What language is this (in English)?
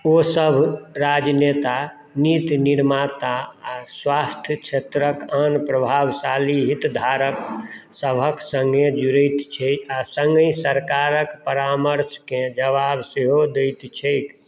Maithili